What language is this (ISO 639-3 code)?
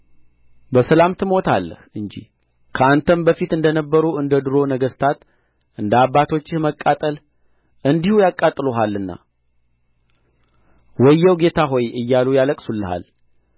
amh